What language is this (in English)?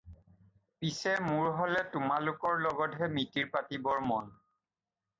Assamese